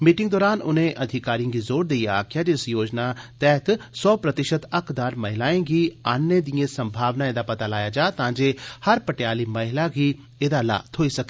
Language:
Dogri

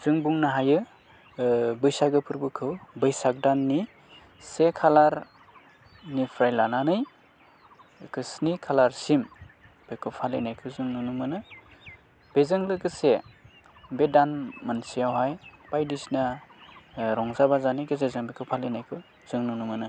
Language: Bodo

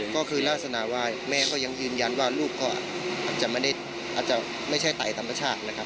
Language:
Thai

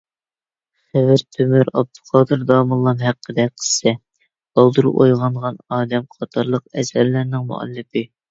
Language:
Uyghur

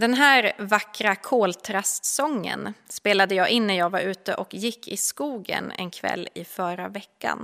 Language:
Swedish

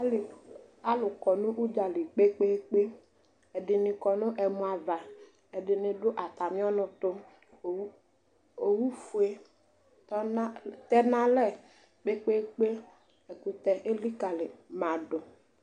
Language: Ikposo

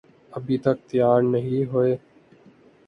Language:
Urdu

